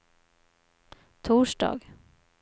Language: Swedish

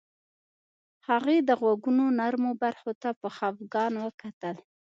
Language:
Pashto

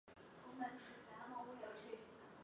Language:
Chinese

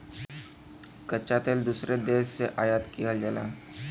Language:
Bhojpuri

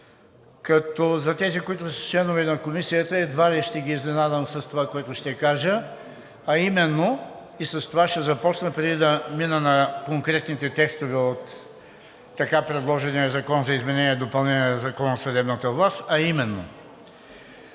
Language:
Bulgarian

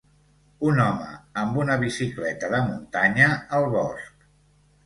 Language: Catalan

